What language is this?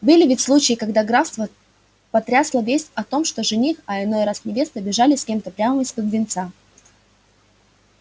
Russian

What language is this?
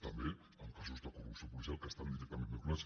Catalan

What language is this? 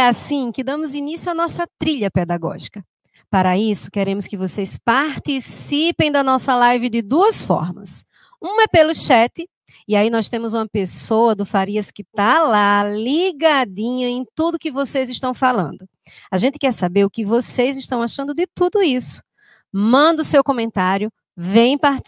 Portuguese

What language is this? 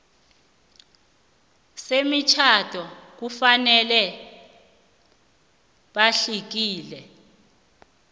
South Ndebele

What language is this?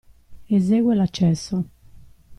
Italian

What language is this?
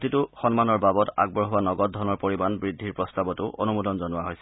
Assamese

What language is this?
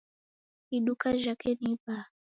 Taita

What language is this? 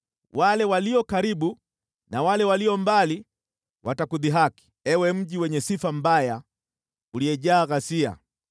Swahili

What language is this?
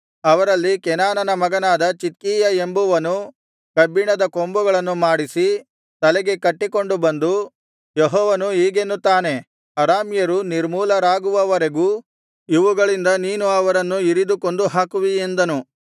Kannada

